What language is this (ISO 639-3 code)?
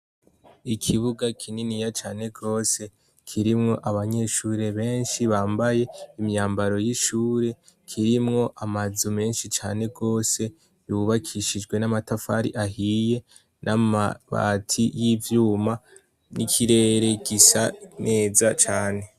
run